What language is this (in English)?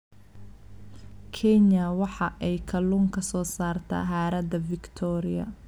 Somali